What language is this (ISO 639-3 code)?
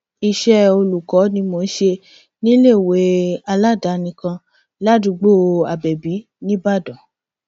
yor